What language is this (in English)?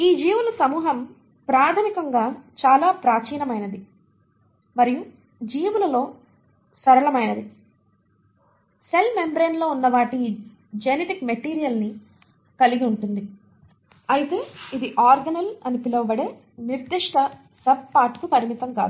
Telugu